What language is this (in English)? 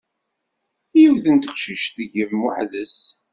Kabyle